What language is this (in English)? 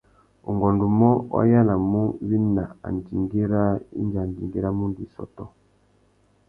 Tuki